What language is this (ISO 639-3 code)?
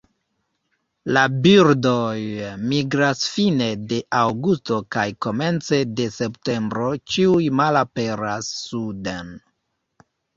epo